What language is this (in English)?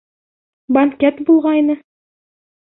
Bashkir